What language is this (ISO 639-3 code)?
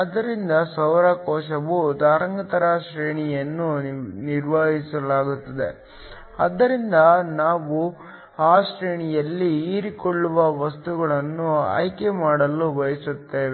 kan